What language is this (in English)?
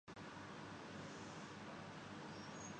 Urdu